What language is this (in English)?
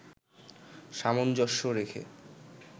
Bangla